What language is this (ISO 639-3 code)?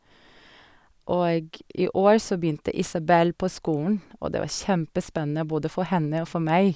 nor